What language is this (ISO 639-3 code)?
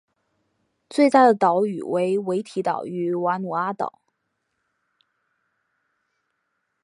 zho